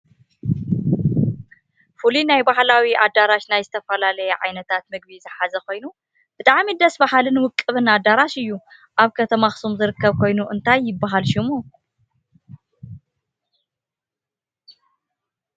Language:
Tigrinya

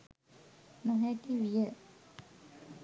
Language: Sinhala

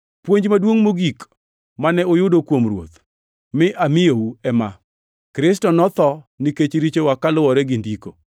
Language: Luo (Kenya and Tanzania)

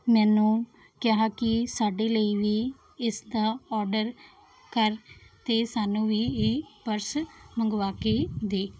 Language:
Punjabi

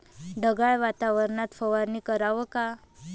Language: Marathi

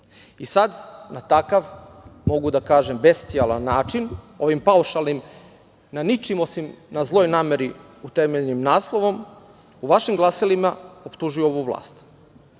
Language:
Serbian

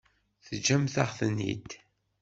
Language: Kabyle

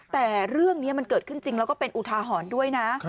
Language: Thai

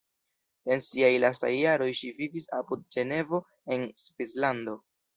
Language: Esperanto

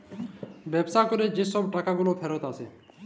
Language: Bangla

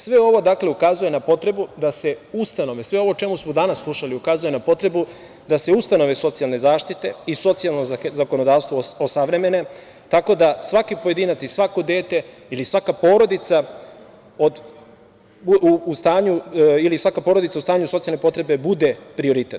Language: Serbian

